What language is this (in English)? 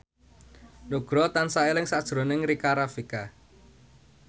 Javanese